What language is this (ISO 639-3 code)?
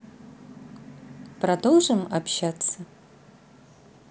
rus